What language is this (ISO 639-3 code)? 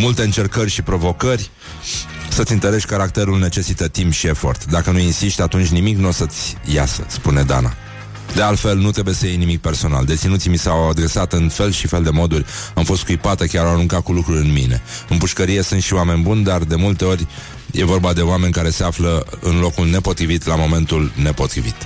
ron